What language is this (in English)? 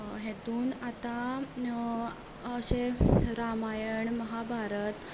Konkani